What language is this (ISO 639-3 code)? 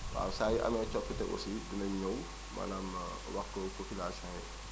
wol